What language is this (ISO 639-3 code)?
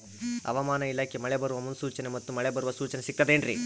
kan